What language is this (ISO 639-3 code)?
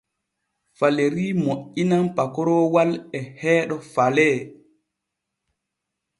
fue